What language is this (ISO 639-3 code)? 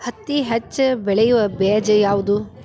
kan